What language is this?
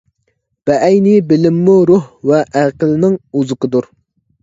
Uyghur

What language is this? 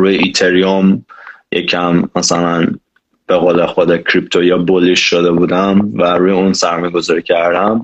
Persian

